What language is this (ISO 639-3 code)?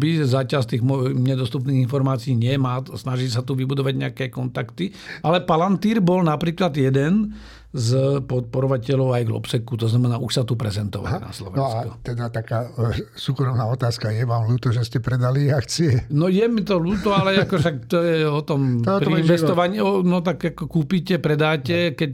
slk